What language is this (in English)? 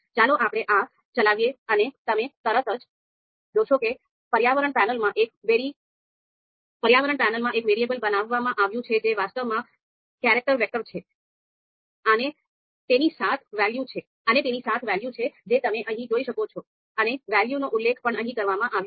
Gujarati